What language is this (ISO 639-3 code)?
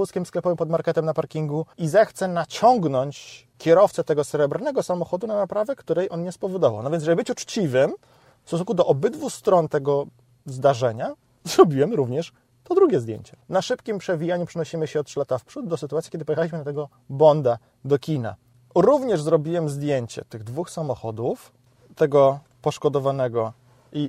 pol